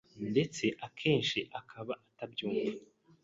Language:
Kinyarwanda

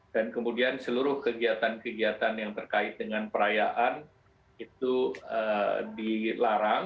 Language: Indonesian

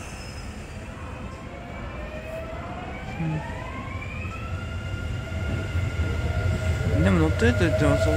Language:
Japanese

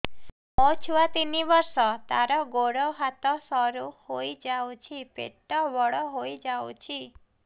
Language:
Odia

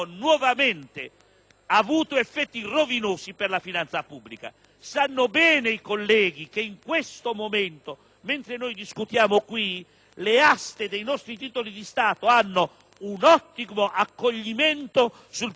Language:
Italian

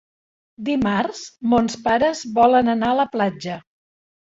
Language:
Catalan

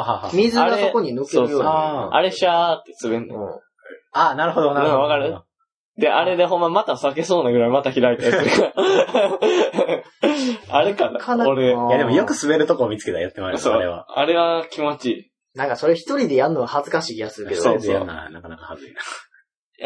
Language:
Japanese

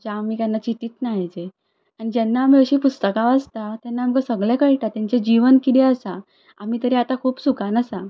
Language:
Konkani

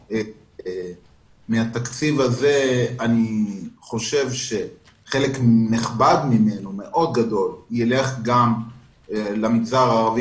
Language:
Hebrew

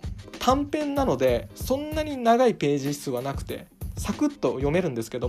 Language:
Japanese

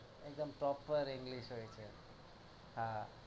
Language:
Gujarati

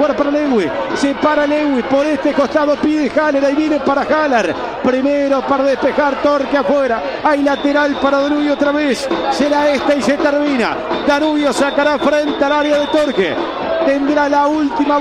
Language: Spanish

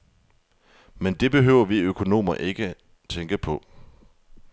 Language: Danish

